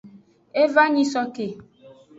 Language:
Aja (Benin)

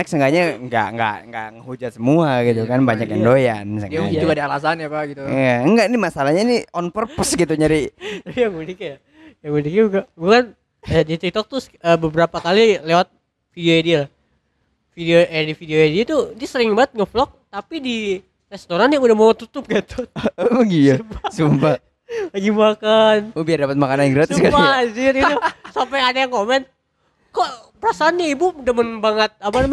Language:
Indonesian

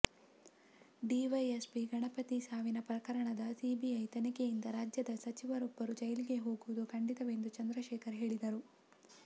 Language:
Kannada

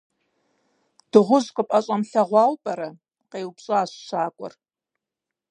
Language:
Kabardian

